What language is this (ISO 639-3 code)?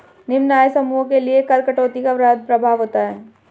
hin